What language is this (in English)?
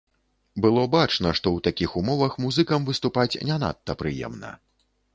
Belarusian